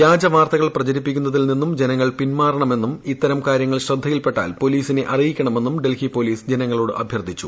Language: Malayalam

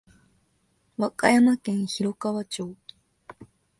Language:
Japanese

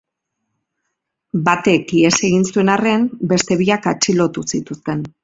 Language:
Basque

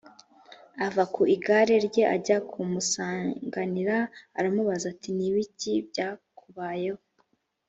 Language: Kinyarwanda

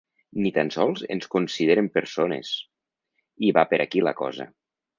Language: Catalan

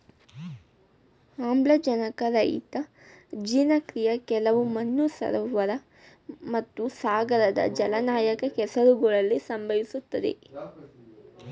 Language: Kannada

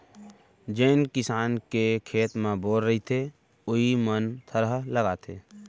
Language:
Chhattisgarhi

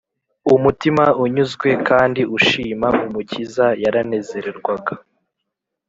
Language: Kinyarwanda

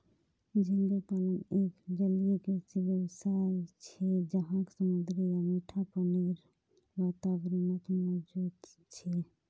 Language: Magahi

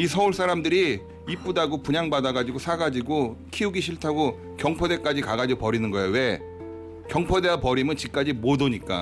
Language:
Korean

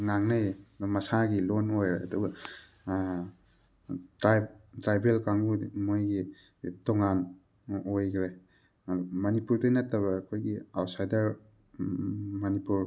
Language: Manipuri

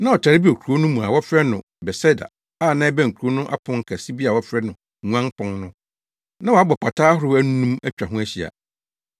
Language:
Akan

